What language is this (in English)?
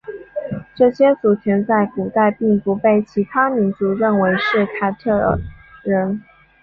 Chinese